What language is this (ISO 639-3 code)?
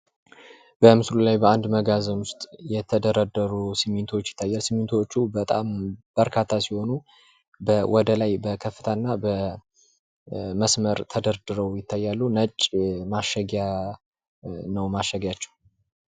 amh